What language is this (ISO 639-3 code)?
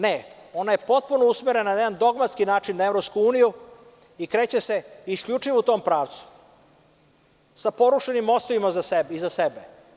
srp